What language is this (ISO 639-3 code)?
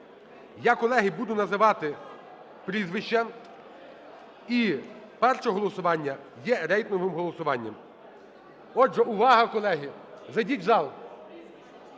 ukr